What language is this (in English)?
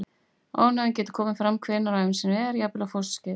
Icelandic